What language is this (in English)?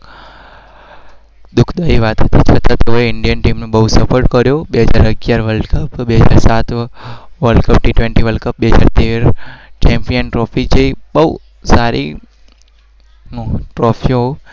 Gujarati